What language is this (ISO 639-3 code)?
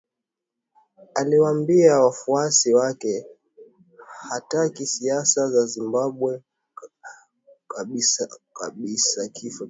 swa